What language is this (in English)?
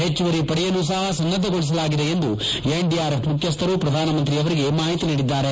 Kannada